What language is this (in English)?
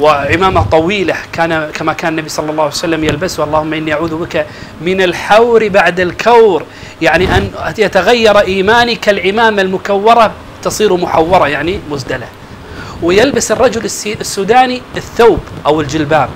Arabic